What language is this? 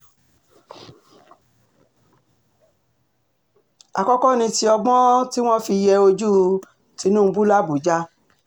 Yoruba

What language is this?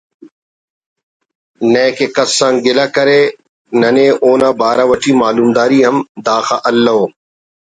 Brahui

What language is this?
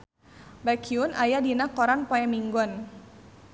Sundanese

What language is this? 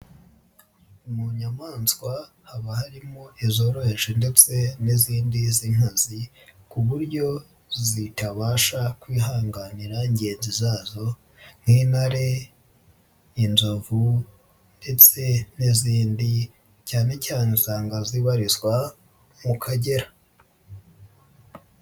Kinyarwanda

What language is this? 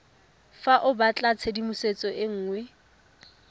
Tswana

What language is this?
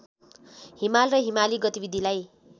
Nepali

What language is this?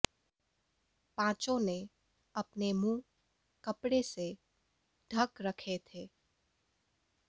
Hindi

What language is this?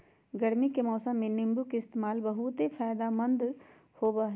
Magahi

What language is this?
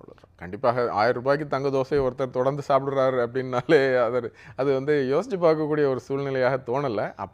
Tamil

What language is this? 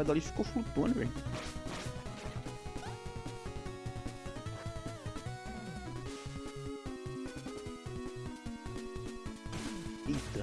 Portuguese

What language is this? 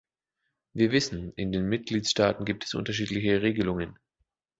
German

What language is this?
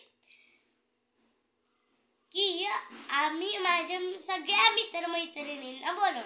Marathi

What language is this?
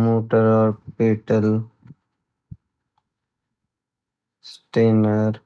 Garhwali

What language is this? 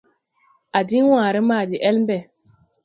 Tupuri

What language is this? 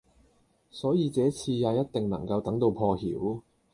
Cantonese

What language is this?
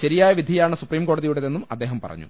Malayalam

